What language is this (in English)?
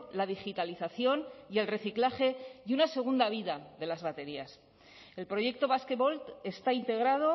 Spanish